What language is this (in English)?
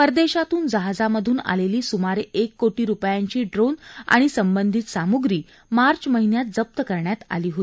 Marathi